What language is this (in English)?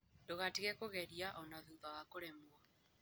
Kikuyu